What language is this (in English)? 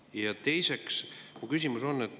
Estonian